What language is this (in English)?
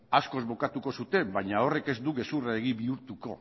Basque